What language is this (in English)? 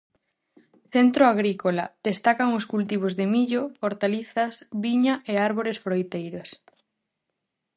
Galician